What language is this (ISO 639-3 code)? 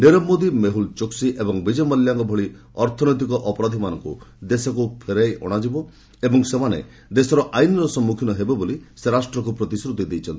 ori